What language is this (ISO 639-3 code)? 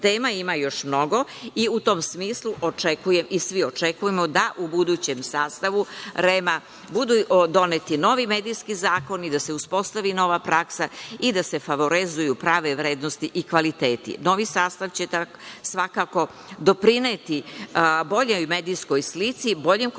srp